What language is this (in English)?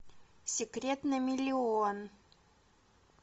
Russian